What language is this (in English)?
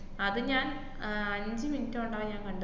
Malayalam